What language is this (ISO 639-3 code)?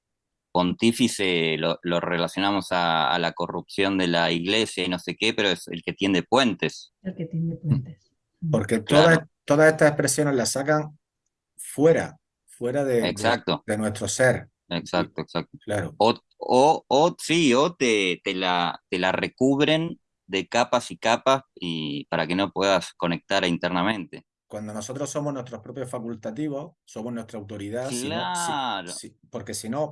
spa